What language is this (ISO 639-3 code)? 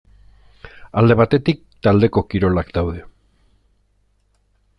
eus